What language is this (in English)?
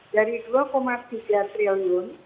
Indonesian